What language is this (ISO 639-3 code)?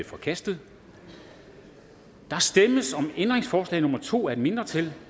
dan